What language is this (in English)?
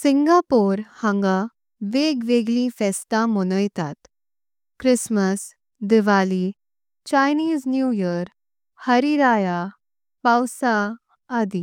Konkani